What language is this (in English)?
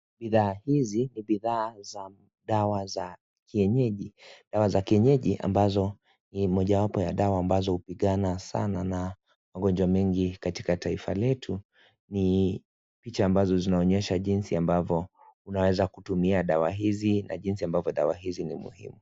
Swahili